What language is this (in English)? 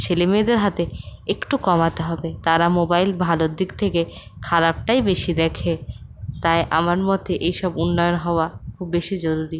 Bangla